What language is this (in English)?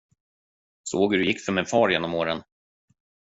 Swedish